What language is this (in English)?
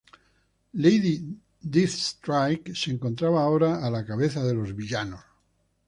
Spanish